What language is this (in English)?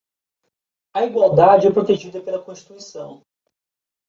Portuguese